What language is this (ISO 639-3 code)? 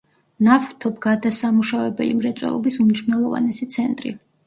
kat